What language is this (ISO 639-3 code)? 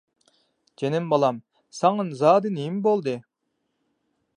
uig